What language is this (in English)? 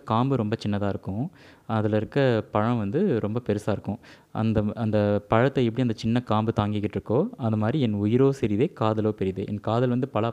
Tamil